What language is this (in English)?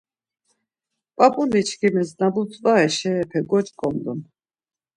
Laz